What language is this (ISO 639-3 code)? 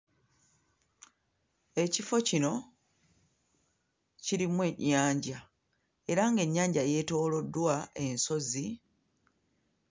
lug